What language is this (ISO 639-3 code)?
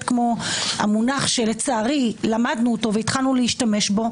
heb